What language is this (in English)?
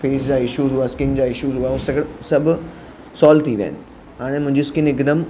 Sindhi